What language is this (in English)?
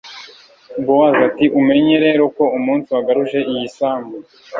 Kinyarwanda